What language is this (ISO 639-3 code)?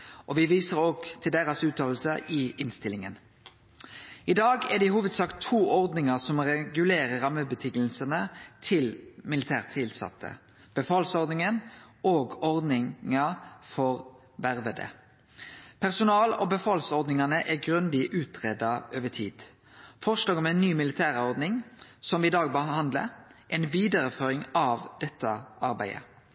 nno